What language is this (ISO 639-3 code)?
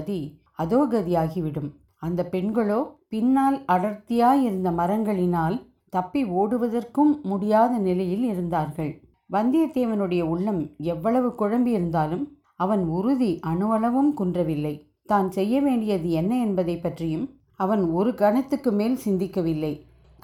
tam